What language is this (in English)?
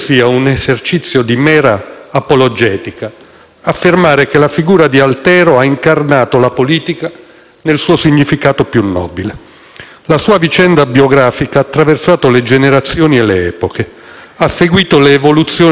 Italian